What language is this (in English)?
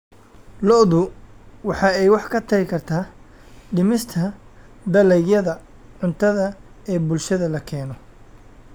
Somali